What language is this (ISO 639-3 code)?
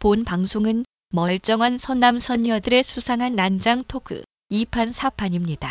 kor